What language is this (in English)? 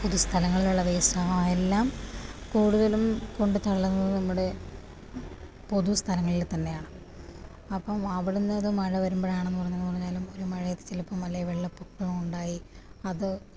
Malayalam